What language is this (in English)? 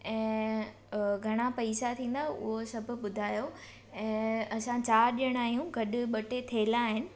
Sindhi